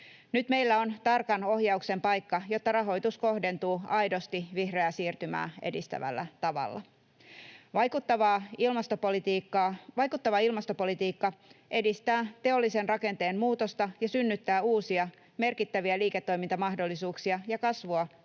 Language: Finnish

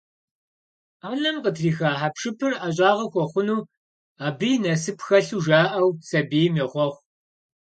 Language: Kabardian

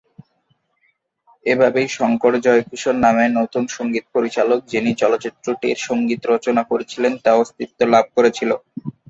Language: Bangla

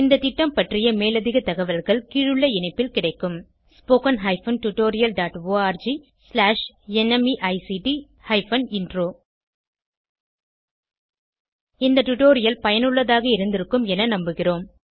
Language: Tamil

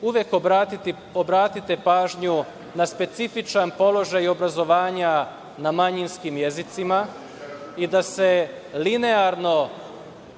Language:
Serbian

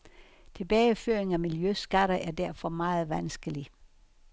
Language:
Danish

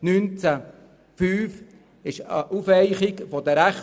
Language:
Swiss German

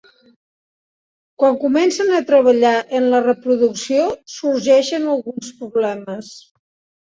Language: Catalan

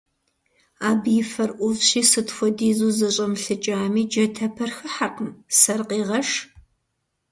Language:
Kabardian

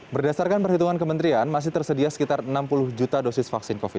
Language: Indonesian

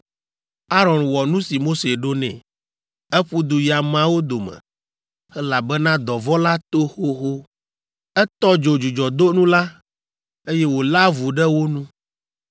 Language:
Ewe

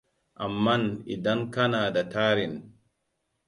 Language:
Hausa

